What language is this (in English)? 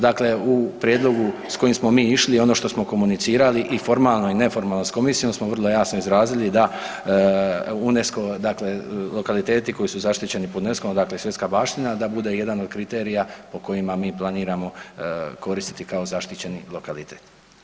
Croatian